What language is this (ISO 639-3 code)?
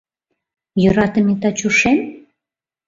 chm